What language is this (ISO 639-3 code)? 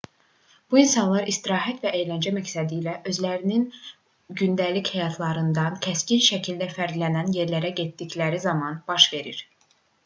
aze